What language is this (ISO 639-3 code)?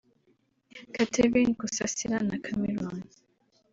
kin